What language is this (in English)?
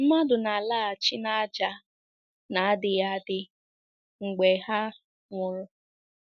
Igbo